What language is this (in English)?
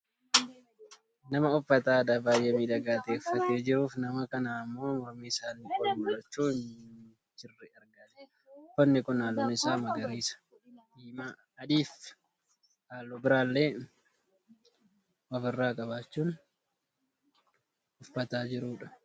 Oromo